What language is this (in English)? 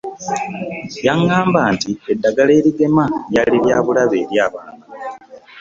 Ganda